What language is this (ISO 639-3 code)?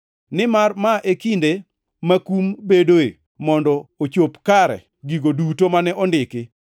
luo